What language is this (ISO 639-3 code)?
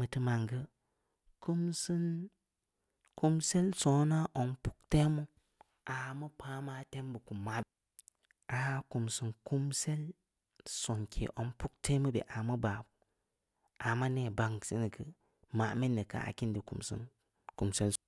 ndi